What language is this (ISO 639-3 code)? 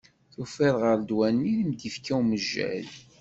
kab